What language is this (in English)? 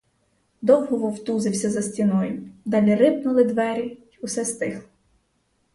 Ukrainian